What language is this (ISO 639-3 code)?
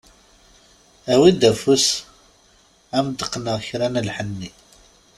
kab